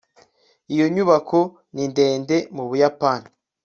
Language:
Kinyarwanda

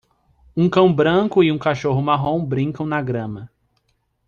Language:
Portuguese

